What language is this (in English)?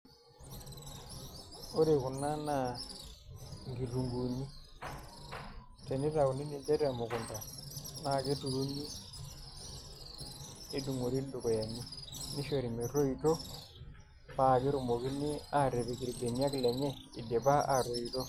Masai